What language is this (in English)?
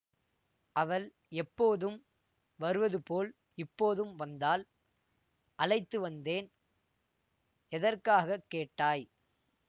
Tamil